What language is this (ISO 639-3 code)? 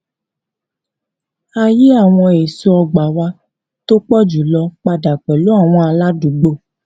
yor